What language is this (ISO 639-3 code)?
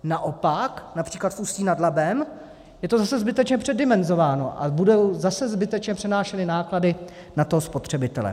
ces